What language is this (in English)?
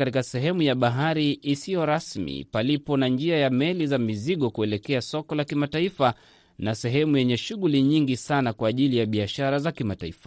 Swahili